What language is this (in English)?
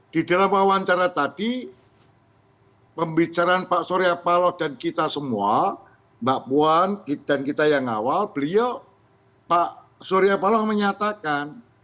Indonesian